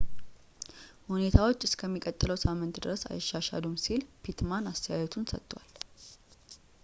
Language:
Amharic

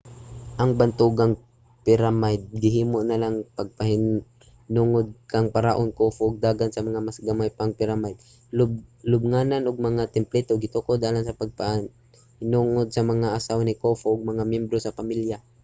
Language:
Cebuano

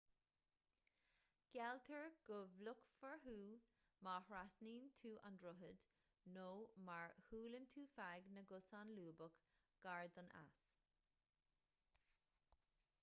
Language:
Irish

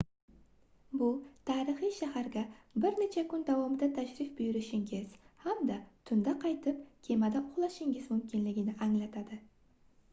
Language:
Uzbek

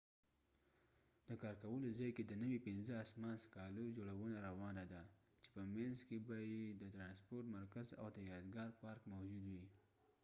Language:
Pashto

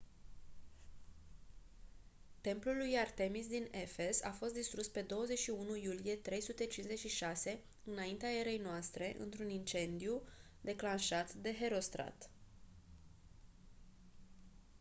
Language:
Romanian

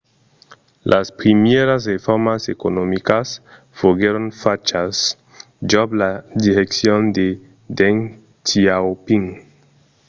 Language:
Occitan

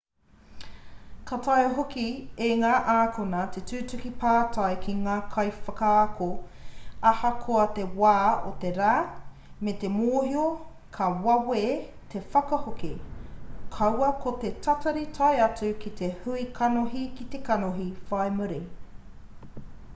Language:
Māori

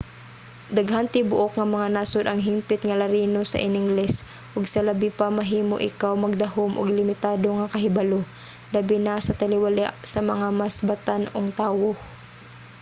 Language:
Cebuano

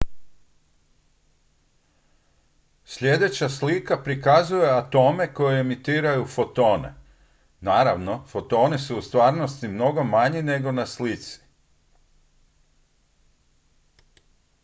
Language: Croatian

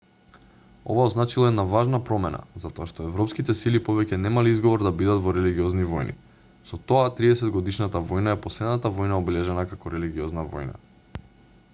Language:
Macedonian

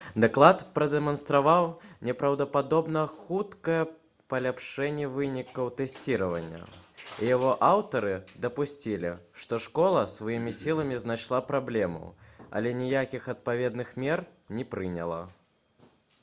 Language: Belarusian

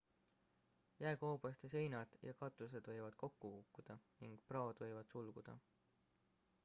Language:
Estonian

